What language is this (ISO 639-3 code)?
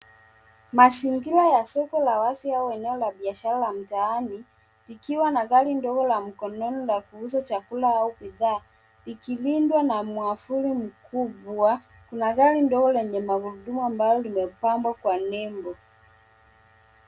swa